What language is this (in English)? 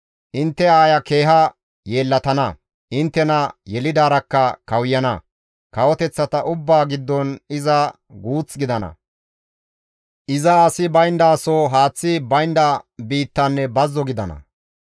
Gamo